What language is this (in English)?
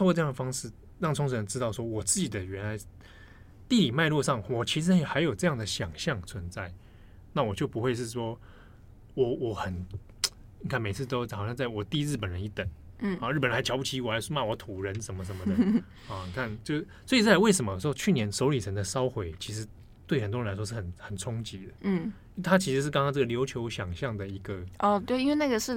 Chinese